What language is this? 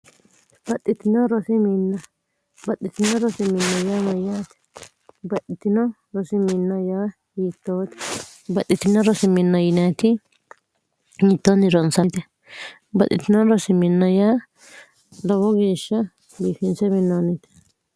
Sidamo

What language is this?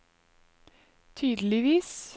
Norwegian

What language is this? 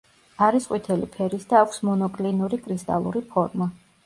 Georgian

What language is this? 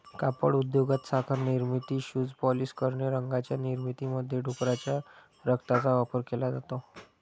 Marathi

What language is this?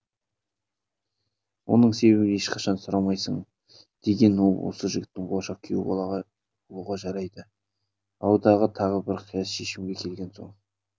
Kazakh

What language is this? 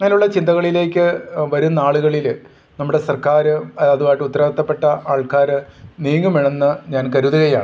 Malayalam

